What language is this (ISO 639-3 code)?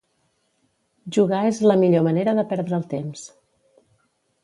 cat